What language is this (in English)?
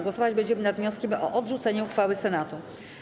Polish